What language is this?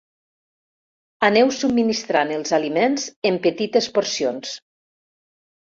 Catalan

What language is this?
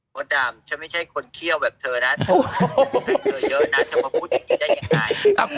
Thai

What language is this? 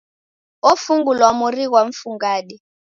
Taita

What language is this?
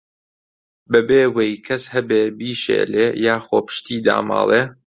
Central Kurdish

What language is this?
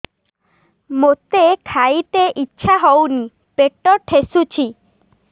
Odia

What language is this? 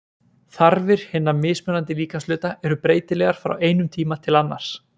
Icelandic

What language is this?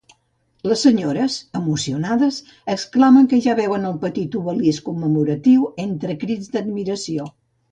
Catalan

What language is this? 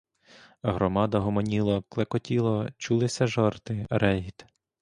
Ukrainian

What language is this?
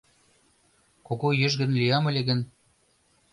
Mari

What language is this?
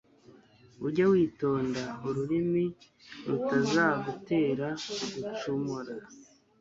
Kinyarwanda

